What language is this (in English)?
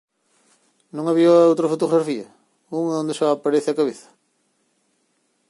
Galician